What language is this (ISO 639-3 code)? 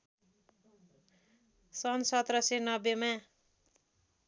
nep